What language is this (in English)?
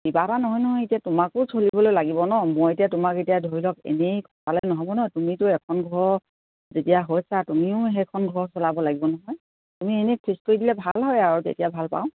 Assamese